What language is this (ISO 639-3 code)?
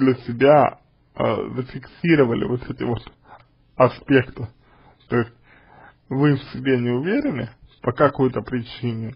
rus